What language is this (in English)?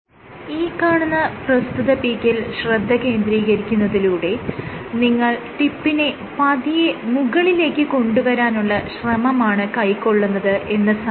Malayalam